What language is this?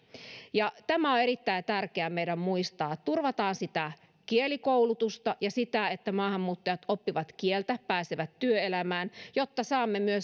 Finnish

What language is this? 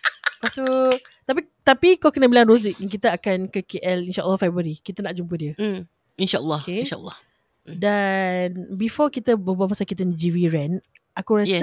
Malay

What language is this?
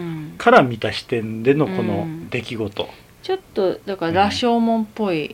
Japanese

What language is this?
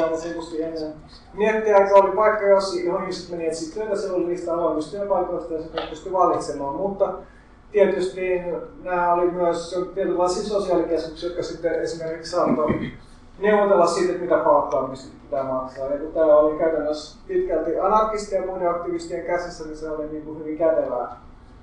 Finnish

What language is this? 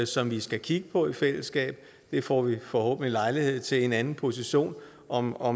Danish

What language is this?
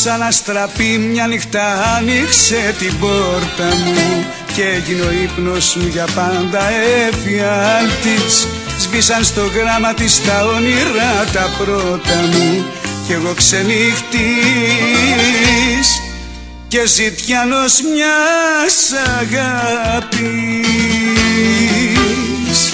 Greek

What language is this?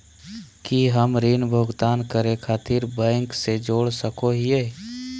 Magahi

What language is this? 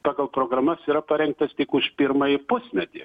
Lithuanian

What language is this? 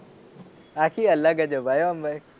Gujarati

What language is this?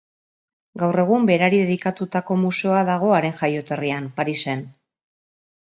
Basque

